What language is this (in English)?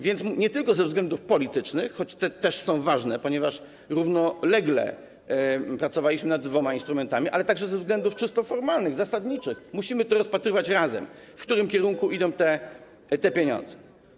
Polish